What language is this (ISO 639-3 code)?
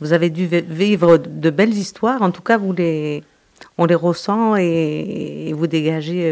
fra